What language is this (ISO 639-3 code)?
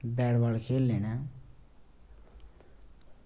doi